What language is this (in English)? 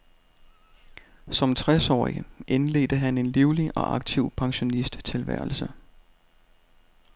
Danish